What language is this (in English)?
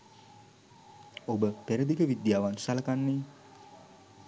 Sinhala